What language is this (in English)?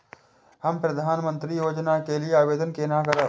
Maithili